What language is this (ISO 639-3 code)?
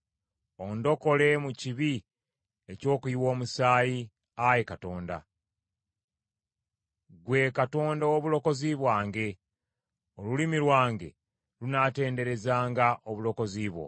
lug